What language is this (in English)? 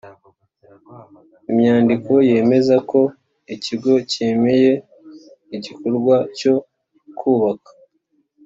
Kinyarwanda